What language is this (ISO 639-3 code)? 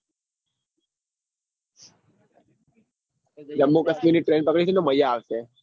guj